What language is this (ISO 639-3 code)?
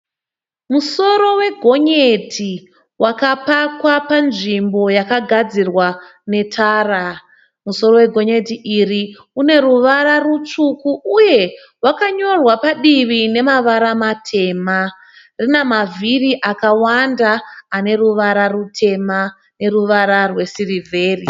sna